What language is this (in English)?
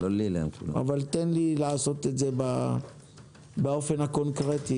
Hebrew